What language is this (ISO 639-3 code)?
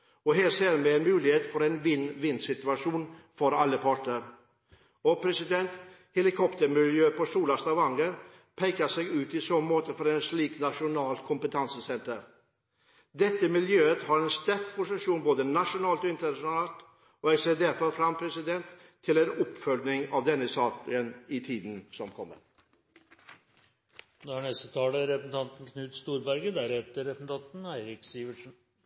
nob